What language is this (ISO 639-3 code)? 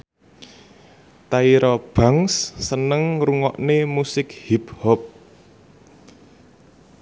jav